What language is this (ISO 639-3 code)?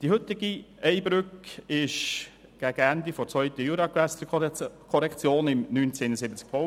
gsw